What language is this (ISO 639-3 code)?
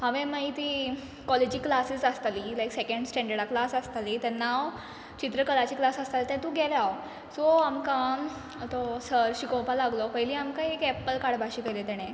kok